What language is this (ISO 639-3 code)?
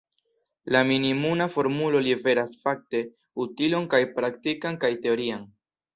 epo